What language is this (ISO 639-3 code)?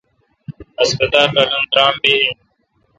xka